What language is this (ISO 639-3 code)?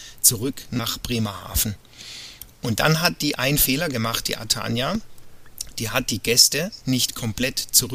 deu